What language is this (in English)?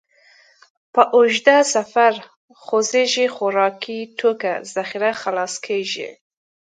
Pashto